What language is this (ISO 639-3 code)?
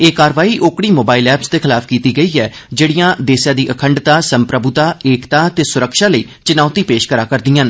doi